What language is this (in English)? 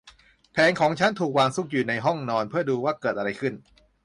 Thai